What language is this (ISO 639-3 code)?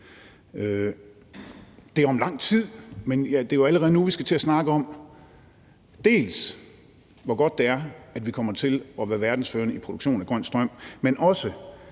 dan